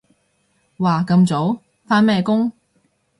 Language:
Cantonese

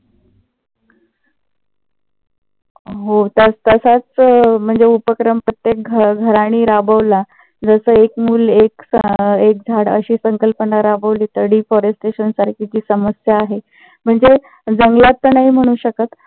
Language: Marathi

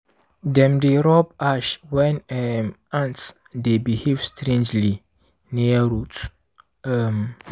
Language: Nigerian Pidgin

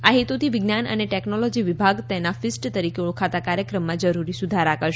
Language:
Gujarati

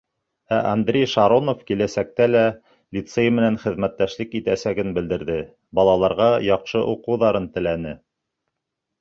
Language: Bashkir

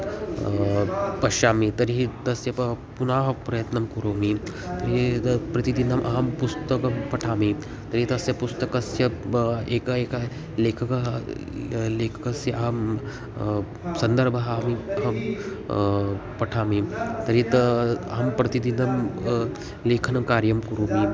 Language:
Sanskrit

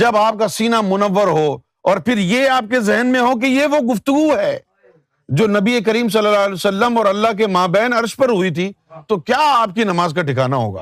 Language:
Urdu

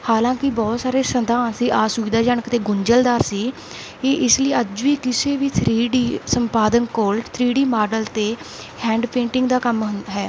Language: Punjabi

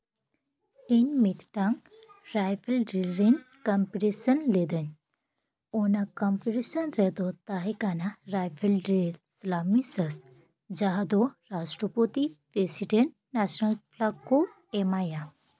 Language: Santali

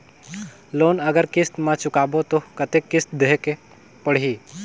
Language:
Chhattisgarhi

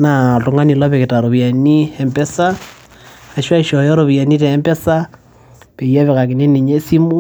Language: Masai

